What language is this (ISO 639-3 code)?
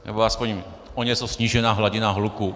ces